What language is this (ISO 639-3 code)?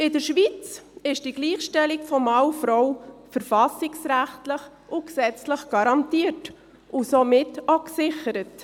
gsw